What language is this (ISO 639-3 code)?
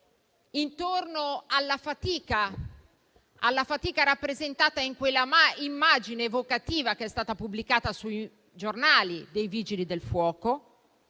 ita